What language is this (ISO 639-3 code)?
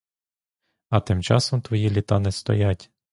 ukr